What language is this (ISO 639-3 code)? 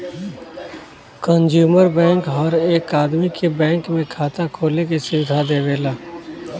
bho